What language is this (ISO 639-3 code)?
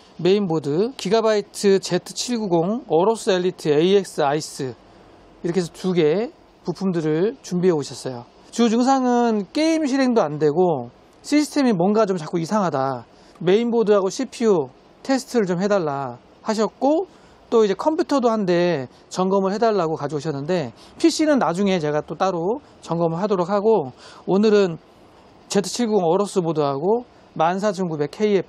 kor